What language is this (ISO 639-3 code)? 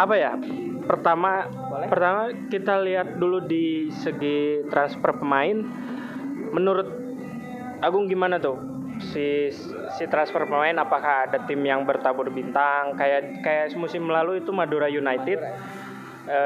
ind